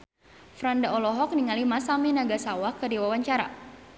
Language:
Sundanese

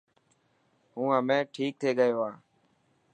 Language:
Dhatki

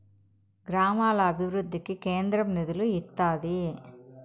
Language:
Telugu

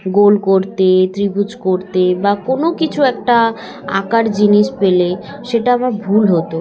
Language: Bangla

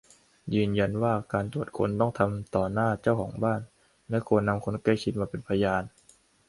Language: Thai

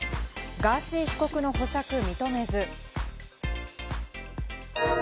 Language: Japanese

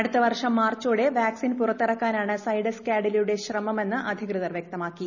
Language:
Malayalam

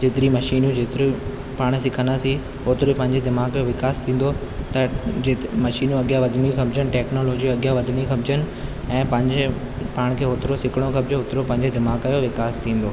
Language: Sindhi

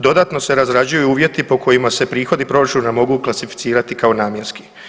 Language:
Croatian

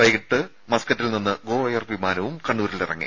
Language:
Malayalam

